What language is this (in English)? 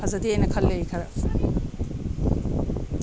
Manipuri